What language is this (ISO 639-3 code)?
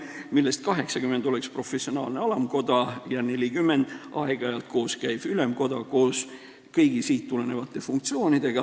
est